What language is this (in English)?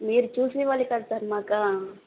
Telugu